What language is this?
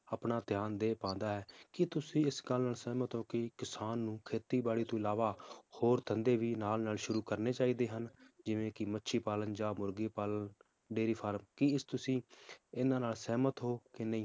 Punjabi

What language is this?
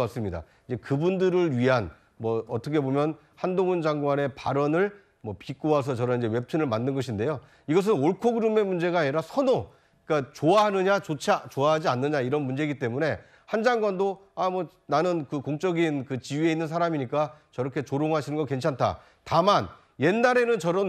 Korean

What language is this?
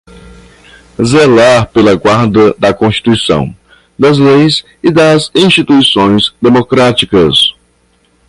Portuguese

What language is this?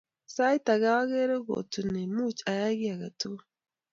Kalenjin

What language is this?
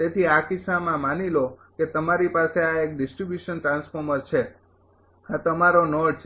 Gujarati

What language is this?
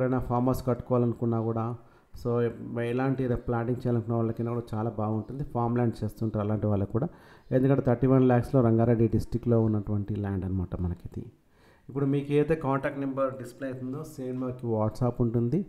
Telugu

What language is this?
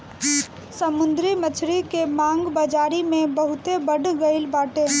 Bhojpuri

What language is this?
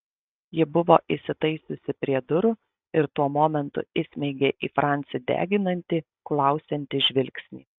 Lithuanian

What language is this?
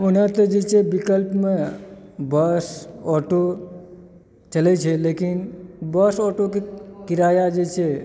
Maithili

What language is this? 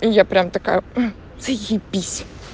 Russian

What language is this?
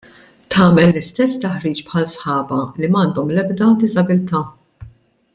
Maltese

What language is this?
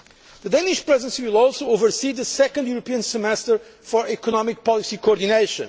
English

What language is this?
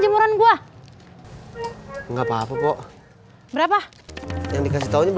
Indonesian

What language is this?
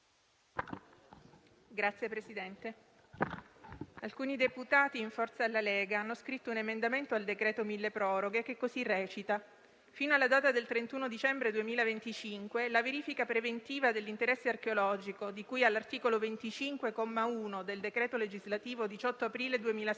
Italian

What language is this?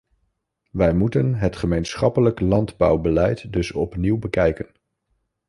Dutch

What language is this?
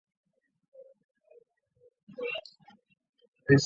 Chinese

